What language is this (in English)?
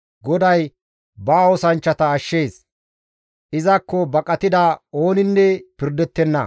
Gamo